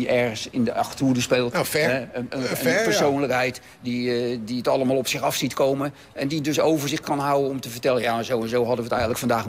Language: Dutch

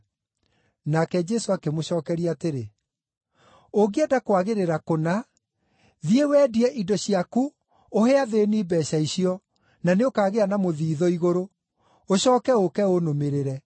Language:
Kikuyu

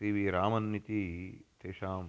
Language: Sanskrit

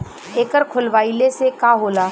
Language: Bhojpuri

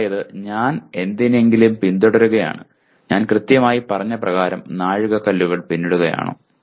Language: Malayalam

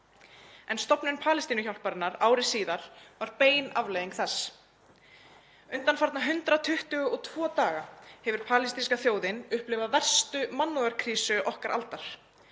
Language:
Icelandic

